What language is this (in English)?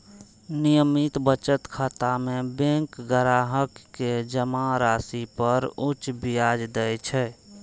Maithili